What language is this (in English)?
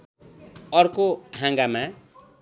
Nepali